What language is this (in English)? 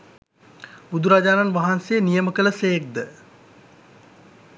Sinhala